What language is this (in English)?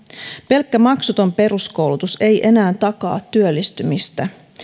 Finnish